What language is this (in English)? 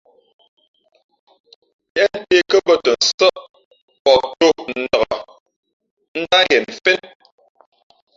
Fe'fe'